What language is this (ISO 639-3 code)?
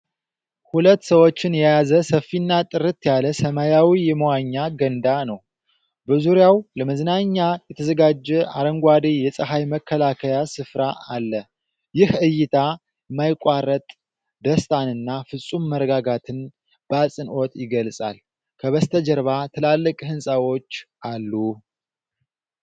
amh